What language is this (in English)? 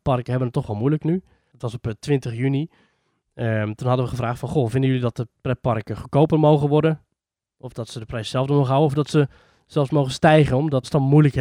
Dutch